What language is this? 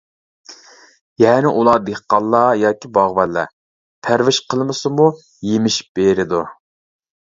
Uyghur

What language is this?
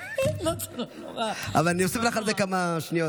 Hebrew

